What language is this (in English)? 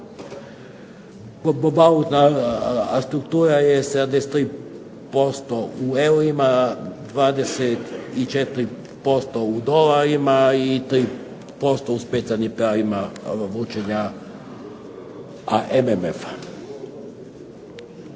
Croatian